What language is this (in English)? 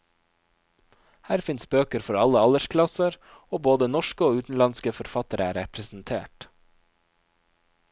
Norwegian